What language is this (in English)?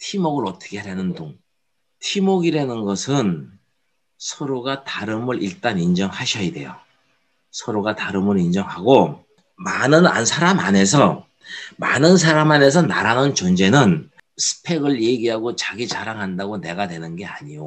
Korean